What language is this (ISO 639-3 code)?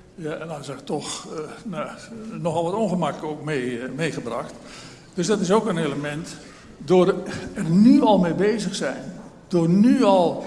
nld